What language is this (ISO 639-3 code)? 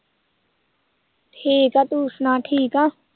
pan